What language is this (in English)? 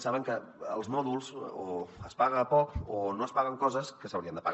Catalan